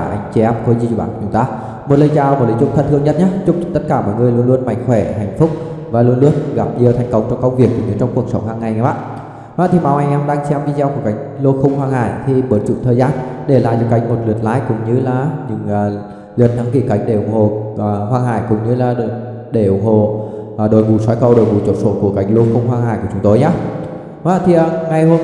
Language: Vietnamese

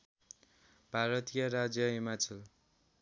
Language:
Nepali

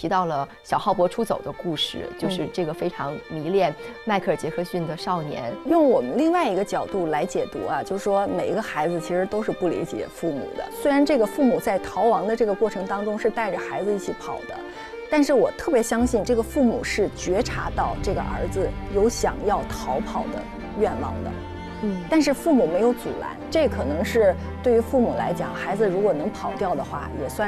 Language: Chinese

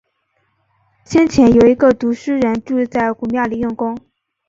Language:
Chinese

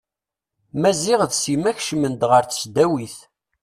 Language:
Kabyle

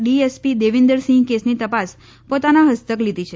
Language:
Gujarati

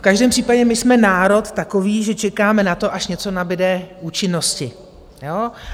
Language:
Czech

